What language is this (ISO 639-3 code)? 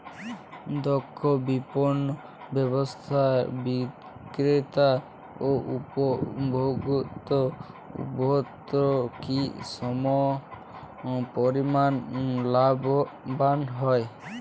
ben